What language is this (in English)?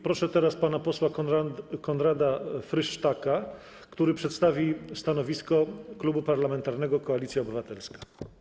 Polish